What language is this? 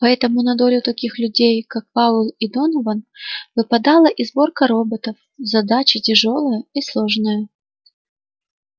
Russian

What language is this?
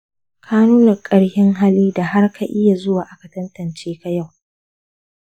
Hausa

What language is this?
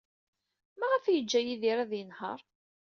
Kabyle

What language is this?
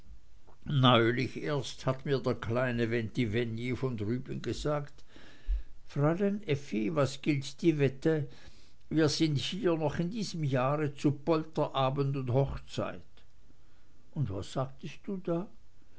German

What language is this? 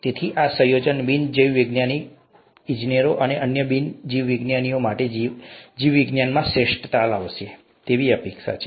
Gujarati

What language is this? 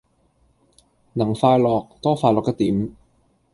Cantonese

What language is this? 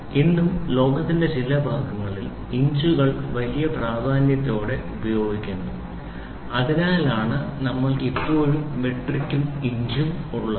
Malayalam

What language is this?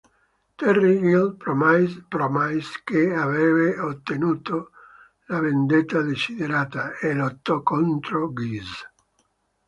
Italian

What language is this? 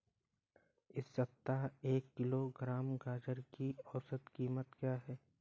Hindi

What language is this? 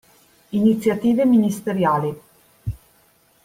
Italian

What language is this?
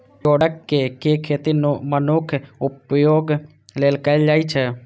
Maithili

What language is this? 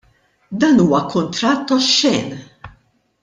Maltese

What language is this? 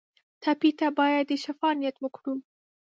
Pashto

